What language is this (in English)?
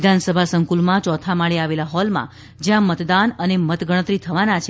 Gujarati